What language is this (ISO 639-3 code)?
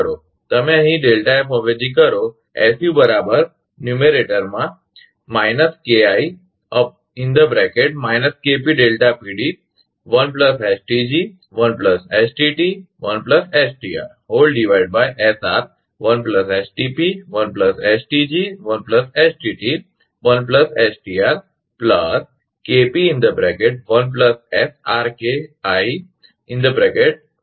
guj